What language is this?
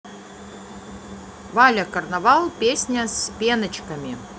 Russian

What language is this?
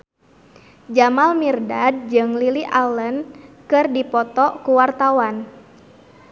Sundanese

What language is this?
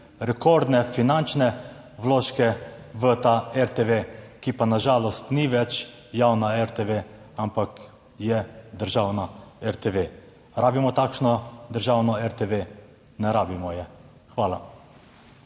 Slovenian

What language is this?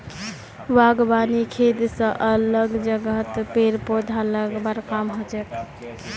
Magahi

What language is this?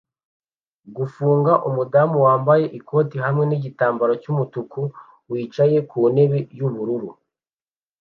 Kinyarwanda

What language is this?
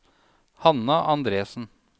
Norwegian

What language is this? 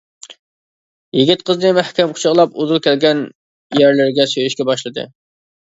Uyghur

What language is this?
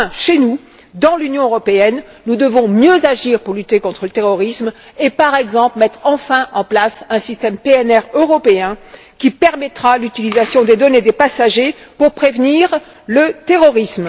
French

